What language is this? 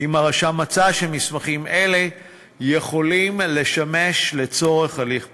Hebrew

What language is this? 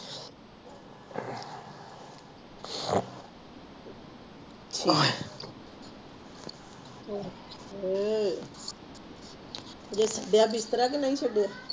Punjabi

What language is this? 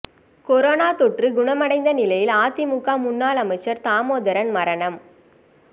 Tamil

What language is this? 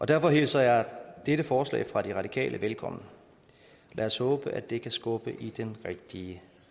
Danish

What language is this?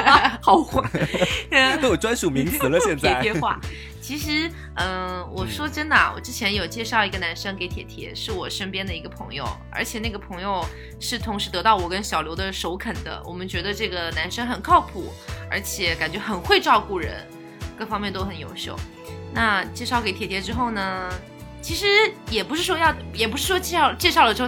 Chinese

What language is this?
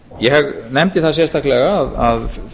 Icelandic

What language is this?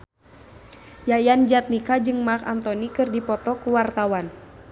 Sundanese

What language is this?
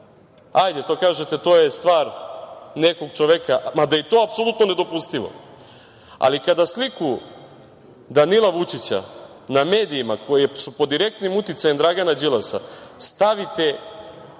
Serbian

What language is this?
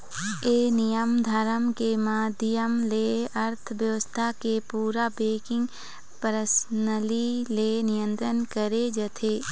Chhattisgarhi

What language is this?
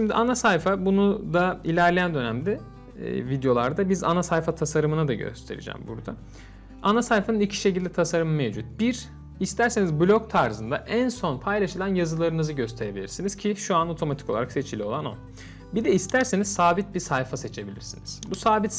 Turkish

